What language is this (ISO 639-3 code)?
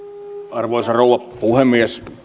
fin